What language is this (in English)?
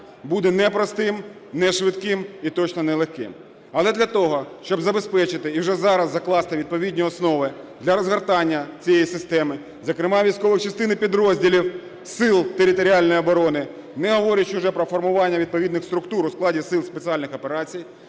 Ukrainian